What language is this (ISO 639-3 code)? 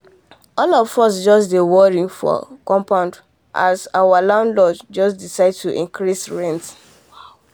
pcm